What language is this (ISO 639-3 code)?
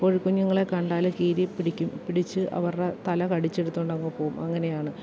mal